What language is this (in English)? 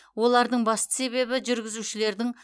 Kazakh